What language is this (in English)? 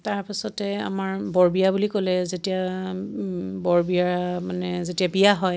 Assamese